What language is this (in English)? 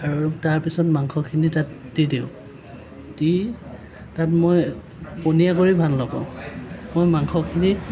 Assamese